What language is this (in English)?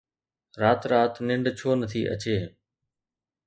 Sindhi